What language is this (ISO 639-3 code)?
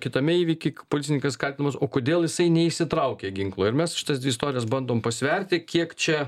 lit